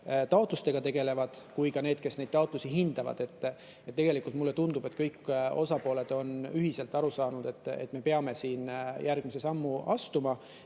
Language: Estonian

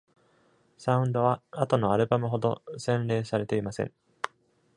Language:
Japanese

